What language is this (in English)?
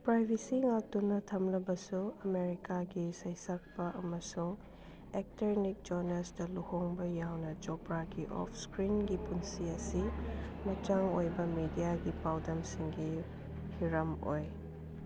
Manipuri